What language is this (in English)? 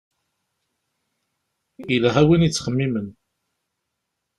Kabyle